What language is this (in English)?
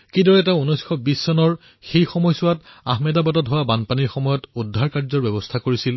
Assamese